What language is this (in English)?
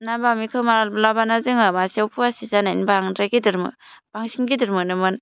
Bodo